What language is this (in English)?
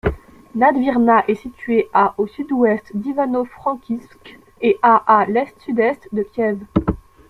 French